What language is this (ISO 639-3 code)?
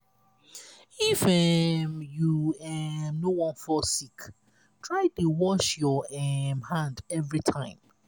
pcm